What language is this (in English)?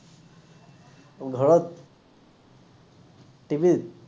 Assamese